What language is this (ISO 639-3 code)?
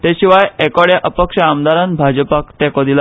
kok